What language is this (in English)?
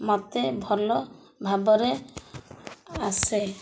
Odia